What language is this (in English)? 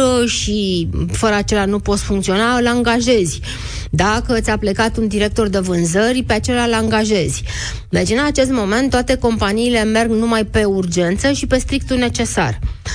Romanian